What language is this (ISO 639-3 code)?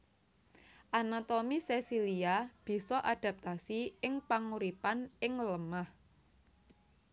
jav